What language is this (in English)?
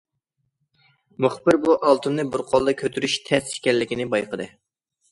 Uyghur